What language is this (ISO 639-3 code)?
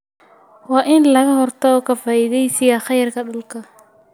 som